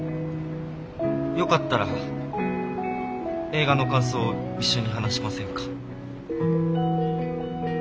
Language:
Japanese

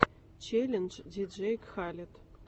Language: Russian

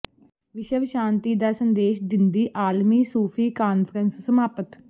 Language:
Punjabi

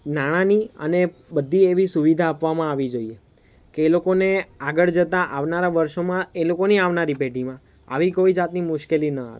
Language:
Gujarati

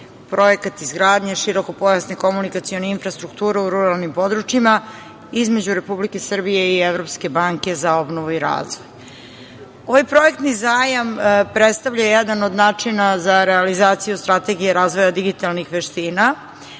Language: Serbian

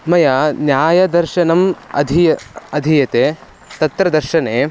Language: Sanskrit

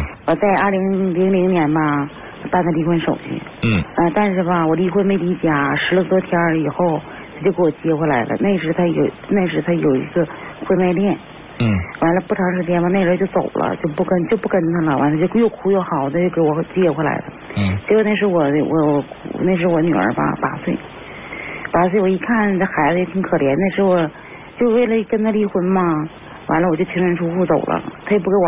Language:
Chinese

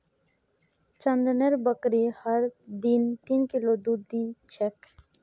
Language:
Magahi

